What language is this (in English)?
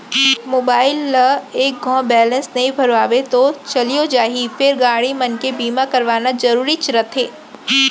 Chhattisgarhi